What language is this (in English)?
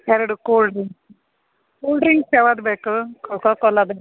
Kannada